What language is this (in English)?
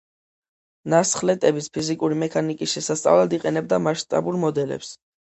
Georgian